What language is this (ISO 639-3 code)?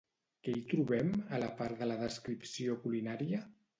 cat